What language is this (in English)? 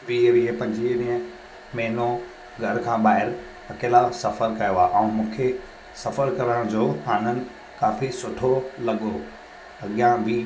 Sindhi